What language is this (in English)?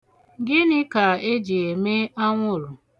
Igbo